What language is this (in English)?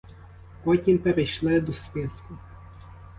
Ukrainian